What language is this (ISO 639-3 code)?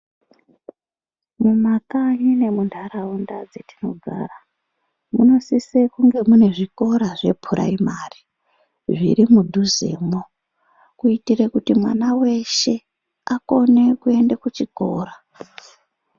ndc